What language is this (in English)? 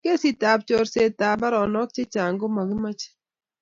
Kalenjin